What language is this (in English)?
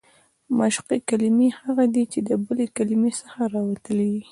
Pashto